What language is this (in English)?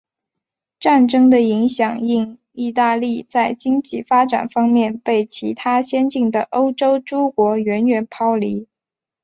Chinese